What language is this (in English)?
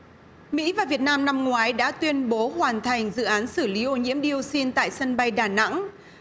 Vietnamese